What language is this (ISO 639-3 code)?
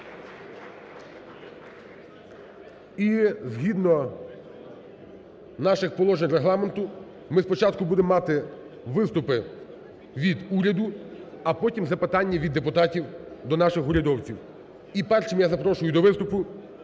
ukr